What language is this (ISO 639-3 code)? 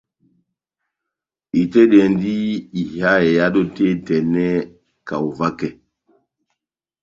bnm